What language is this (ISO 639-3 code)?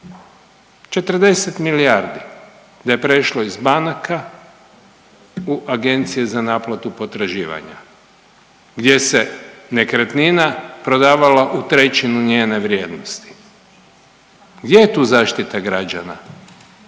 hrv